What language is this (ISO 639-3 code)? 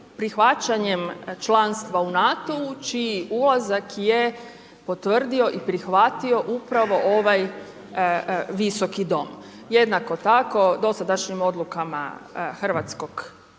hrv